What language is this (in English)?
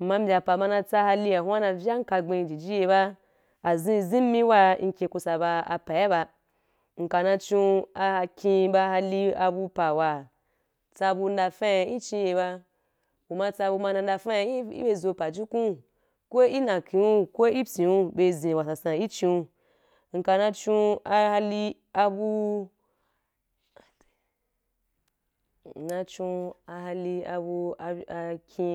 Wapan